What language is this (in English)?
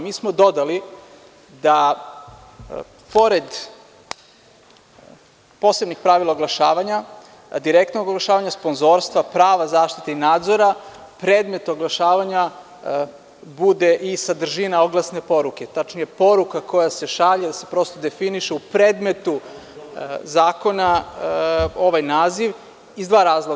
Serbian